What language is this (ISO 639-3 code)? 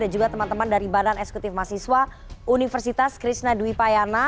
ind